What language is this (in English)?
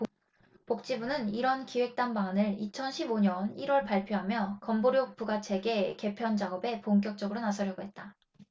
Korean